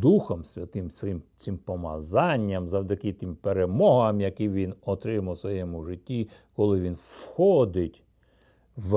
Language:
Ukrainian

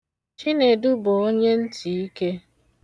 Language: Igbo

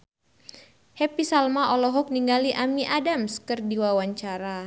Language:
Sundanese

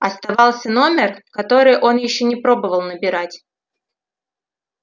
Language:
Russian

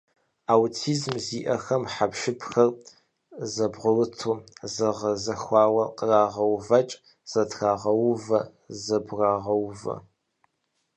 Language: Kabardian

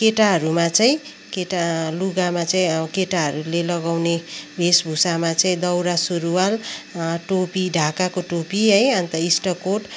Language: Nepali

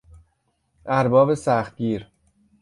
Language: Persian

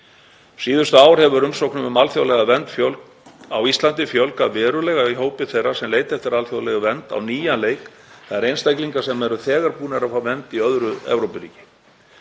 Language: Icelandic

